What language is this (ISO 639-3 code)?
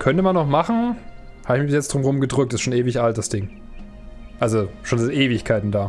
deu